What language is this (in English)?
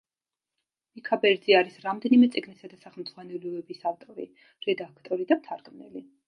Georgian